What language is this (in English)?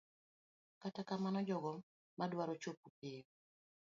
Luo (Kenya and Tanzania)